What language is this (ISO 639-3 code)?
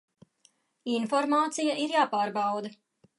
lav